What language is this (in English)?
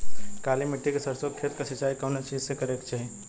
Bhojpuri